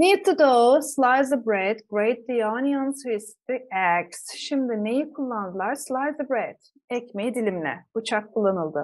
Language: Turkish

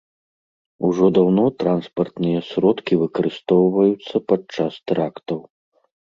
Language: Belarusian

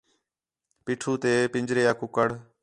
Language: Khetrani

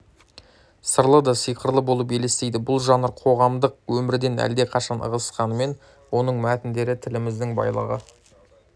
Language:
Kazakh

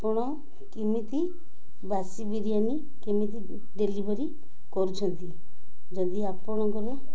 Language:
Odia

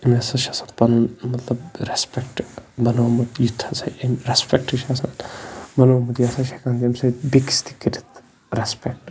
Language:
Kashmiri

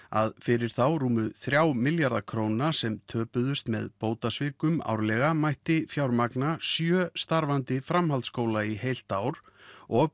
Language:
Icelandic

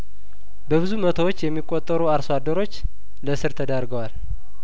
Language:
Amharic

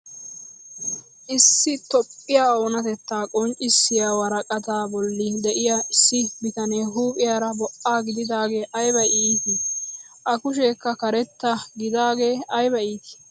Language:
Wolaytta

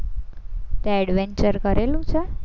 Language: Gujarati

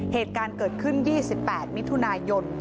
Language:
Thai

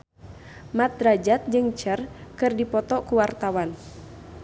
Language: Sundanese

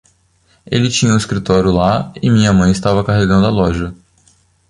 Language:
Portuguese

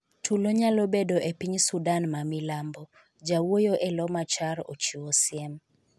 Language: Luo (Kenya and Tanzania)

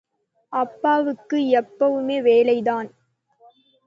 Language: Tamil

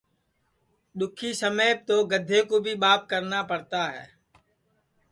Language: Sansi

